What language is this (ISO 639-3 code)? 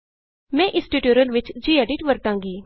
pan